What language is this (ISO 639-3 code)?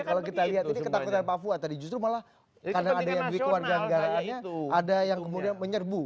ind